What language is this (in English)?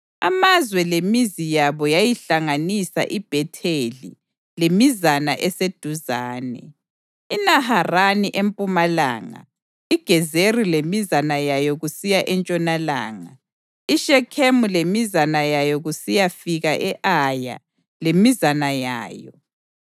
North Ndebele